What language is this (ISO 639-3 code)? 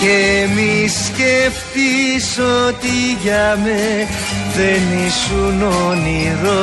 ell